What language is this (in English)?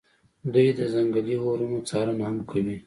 Pashto